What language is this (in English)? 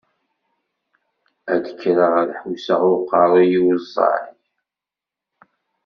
Kabyle